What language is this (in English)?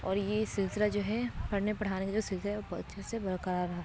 Urdu